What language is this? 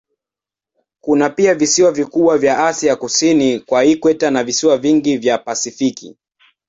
Swahili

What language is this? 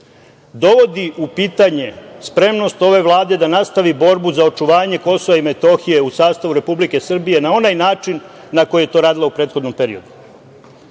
Serbian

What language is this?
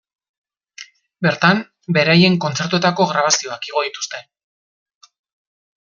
Basque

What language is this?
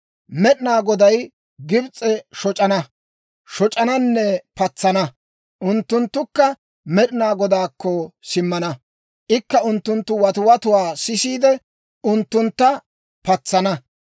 Dawro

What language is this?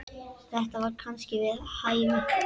Icelandic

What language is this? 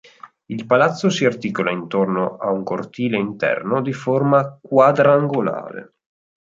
Italian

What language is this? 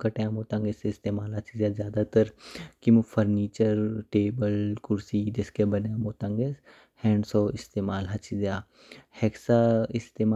Kinnauri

